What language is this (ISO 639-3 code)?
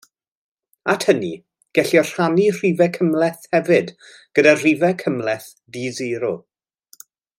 cym